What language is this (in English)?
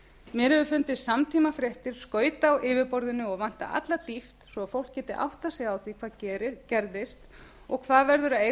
Icelandic